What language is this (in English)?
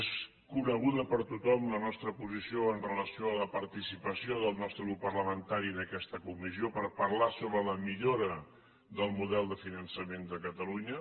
Catalan